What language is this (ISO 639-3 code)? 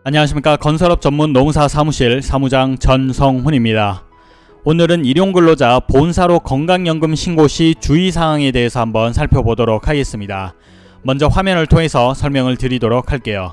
kor